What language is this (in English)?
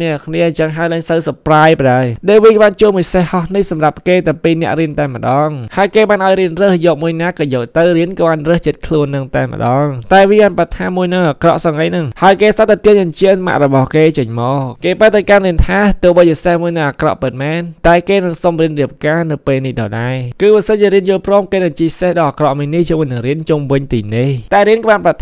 Thai